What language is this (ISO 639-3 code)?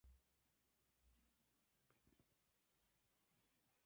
epo